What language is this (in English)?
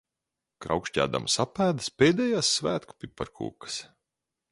Latvian